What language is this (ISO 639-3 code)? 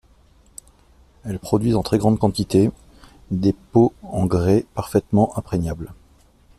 fra